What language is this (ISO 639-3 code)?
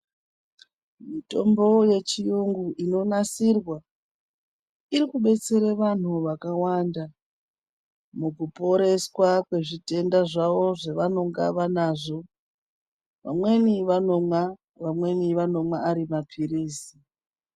ndc